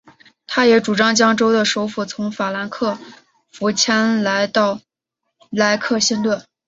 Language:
Chinese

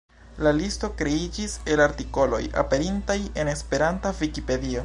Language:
Esperanto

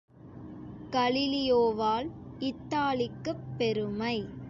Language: Tamil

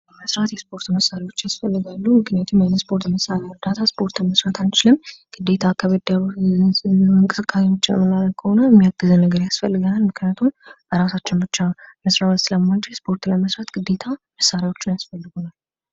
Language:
Amharic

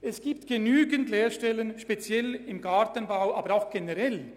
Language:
Swiss German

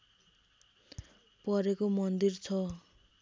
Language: Nepali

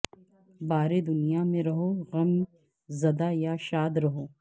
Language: Urdu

